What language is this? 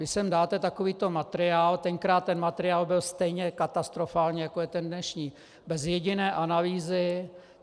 Czech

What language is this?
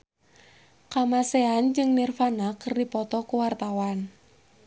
Sundanese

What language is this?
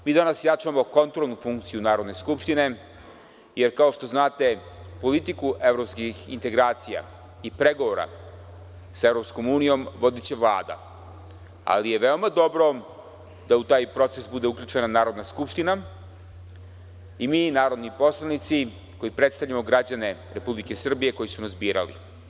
Serbian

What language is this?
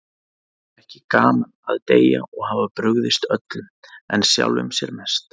Icelandic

